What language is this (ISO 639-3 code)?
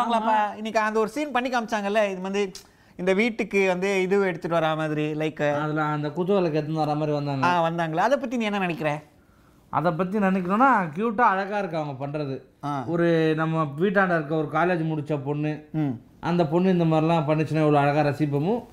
tam